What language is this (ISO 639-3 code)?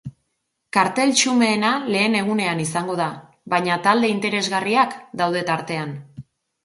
eus